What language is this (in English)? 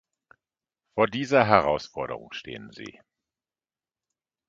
German